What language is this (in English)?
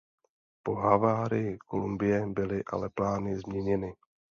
Czech